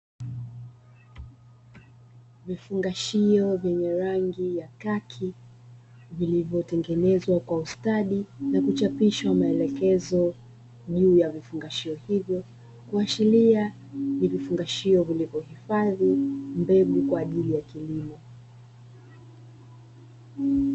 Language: Swahili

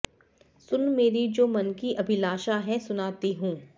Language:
Sanskrit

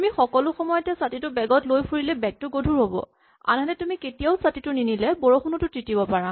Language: Assamese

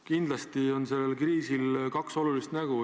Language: Estonian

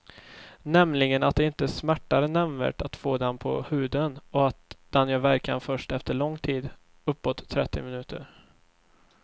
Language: Swedish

